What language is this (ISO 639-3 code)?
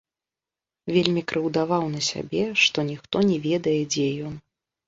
bel